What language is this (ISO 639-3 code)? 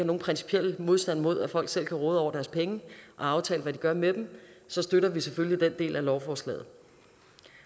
dan